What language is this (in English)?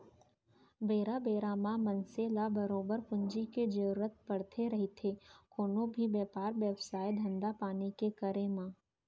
Chhattisgarhi